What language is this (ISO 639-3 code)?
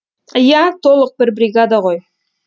kaz